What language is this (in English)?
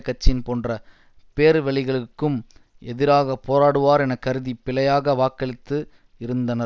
Tamil